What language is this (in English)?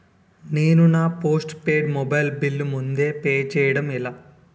Telugu